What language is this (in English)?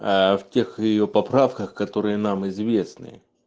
Russian